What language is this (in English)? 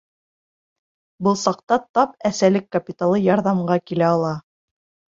Bashkir